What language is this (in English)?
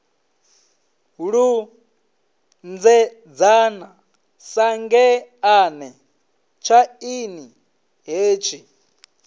Venda